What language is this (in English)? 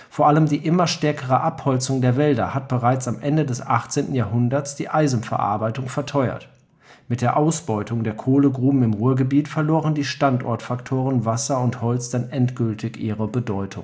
German